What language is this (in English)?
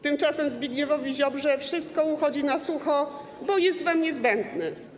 Polish